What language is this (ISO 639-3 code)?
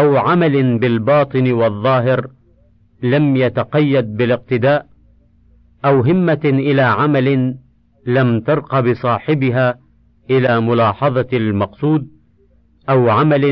ara